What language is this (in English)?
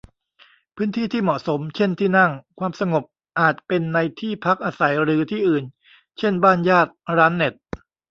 Thai